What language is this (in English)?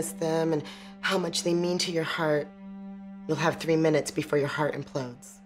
English